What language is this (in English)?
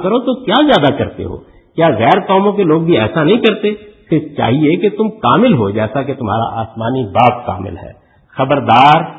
Urdu